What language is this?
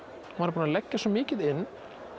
Icelandic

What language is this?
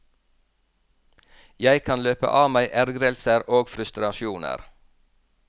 Norwegian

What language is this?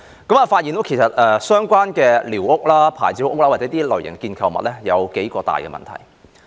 Cantonese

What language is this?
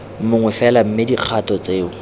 Tswana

